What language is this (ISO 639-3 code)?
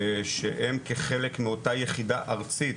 heb